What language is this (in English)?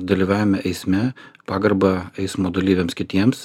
Lithuanian